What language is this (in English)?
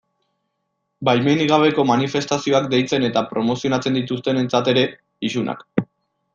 Basque